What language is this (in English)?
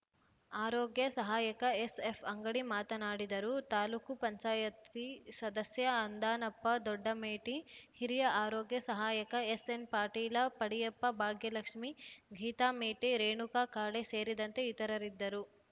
Kannada